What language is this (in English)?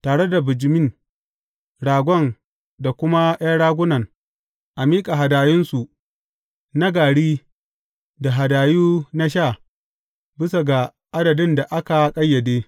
Hausa